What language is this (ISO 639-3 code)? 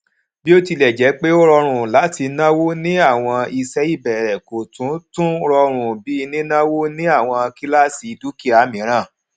yor